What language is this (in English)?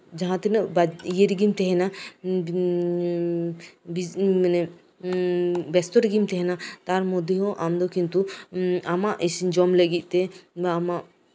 Santali